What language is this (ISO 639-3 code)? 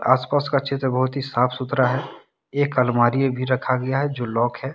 hin